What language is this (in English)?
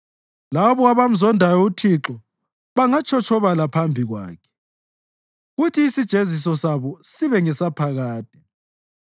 North Ndebele